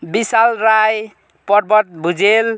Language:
Nepali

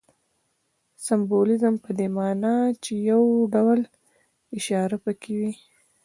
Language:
Pashto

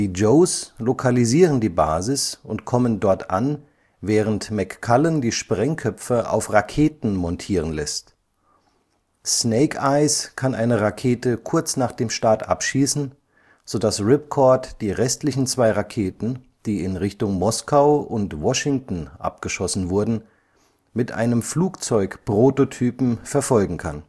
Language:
German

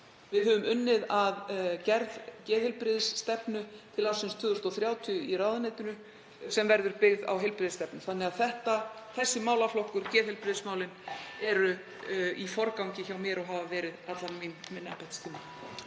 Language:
Icelandic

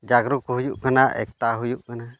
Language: Santali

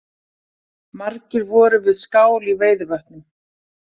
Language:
Icelandic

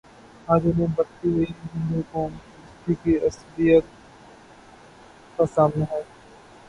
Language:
Urdu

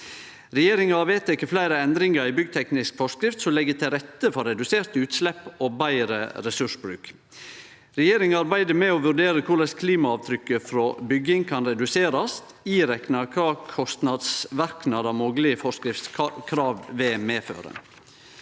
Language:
Norwegian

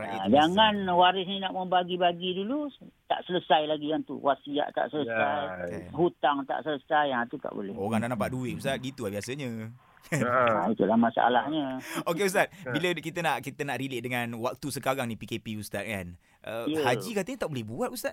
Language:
Malay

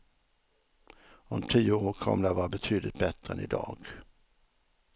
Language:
Swedish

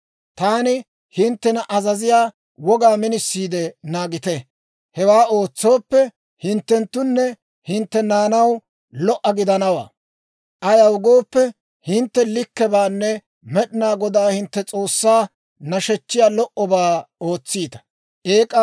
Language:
Dawro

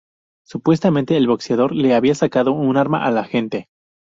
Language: Spanish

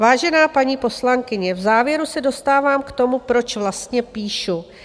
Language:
Czech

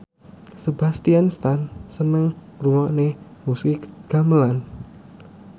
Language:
Javanese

